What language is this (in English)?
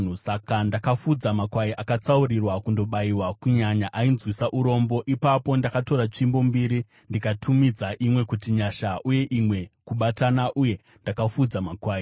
Shona